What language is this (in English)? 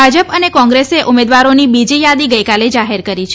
Gujarati